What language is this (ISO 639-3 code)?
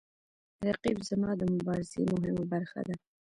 pus